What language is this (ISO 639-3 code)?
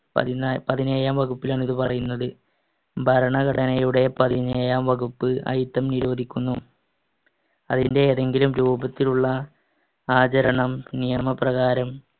mal